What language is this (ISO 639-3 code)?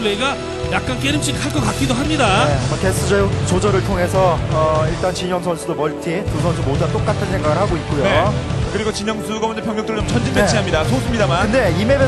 kor